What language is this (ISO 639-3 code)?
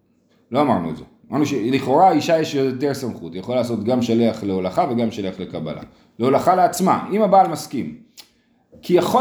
heb